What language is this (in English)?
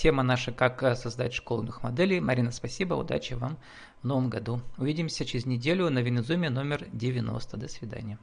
Russian